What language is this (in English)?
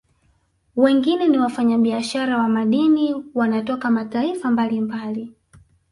Swahili